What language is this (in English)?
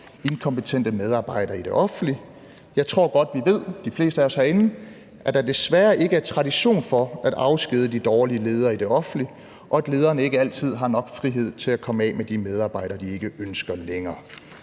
Danish